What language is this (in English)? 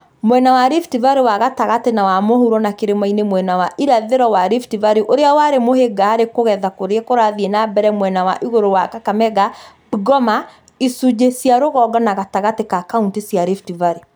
Kikuyu